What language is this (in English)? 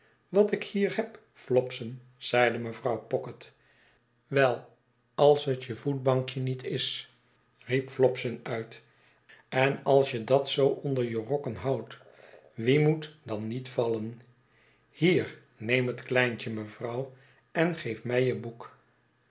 Dutch